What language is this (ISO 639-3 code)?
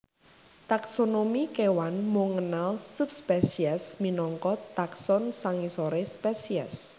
jav